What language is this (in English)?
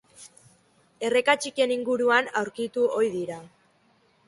Basque